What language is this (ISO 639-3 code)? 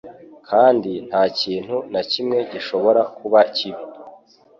kin